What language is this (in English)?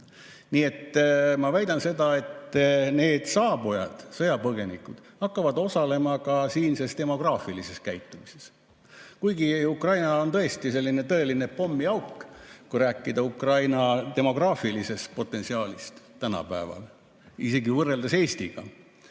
Estonian